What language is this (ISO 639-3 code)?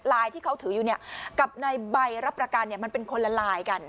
tha